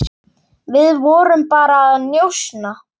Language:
Icelandic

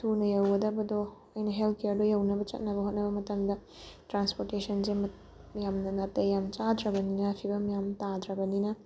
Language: Manipuri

